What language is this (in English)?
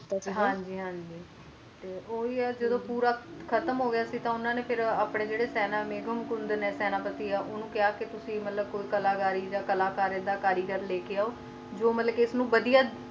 Punjabi